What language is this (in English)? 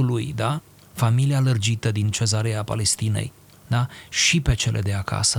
Romanian